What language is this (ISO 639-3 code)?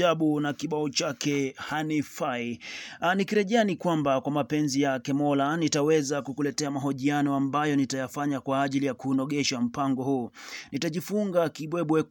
swa